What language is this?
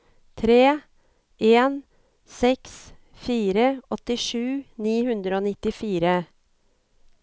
Norwegian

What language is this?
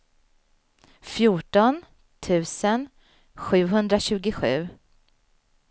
Swedish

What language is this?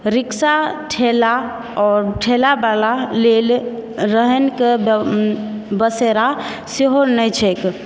Maithili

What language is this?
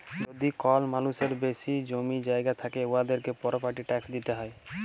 Bangla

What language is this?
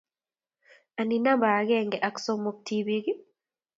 Kalenjin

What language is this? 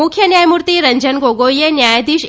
Gujarati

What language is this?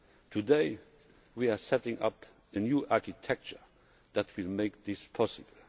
English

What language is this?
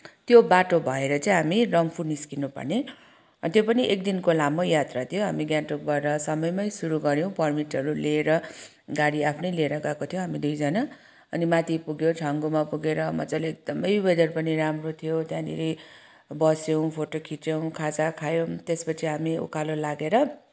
Nepali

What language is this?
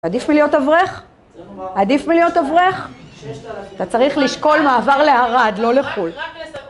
Hebrew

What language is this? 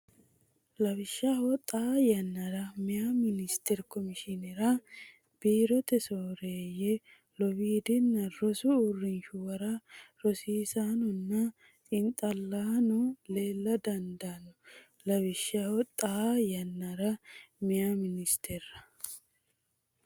Sidamo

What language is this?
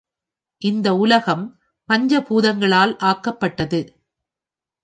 Tamil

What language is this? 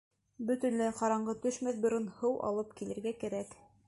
Bashkir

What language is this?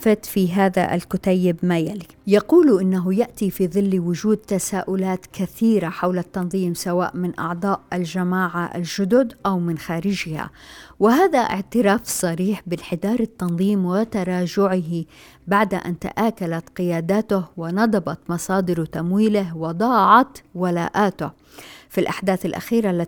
Arabic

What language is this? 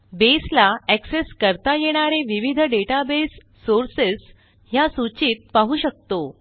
Marathi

